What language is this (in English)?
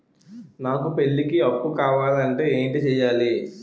Telugu